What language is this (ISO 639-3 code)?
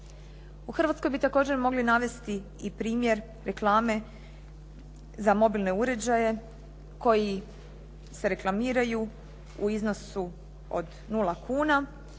hrv